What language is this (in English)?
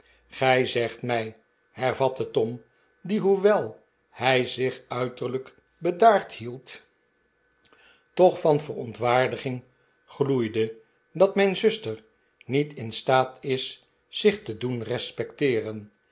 Dutch